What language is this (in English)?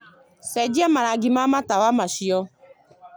Kikuyu